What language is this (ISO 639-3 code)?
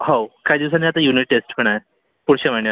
mar